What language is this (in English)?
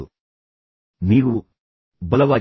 Kannada